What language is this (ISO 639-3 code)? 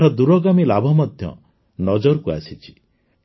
ori